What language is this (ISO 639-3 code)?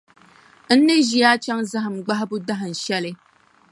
dag